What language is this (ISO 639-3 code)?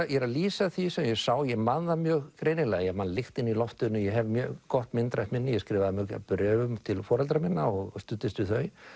isl